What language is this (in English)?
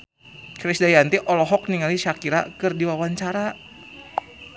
Sundanese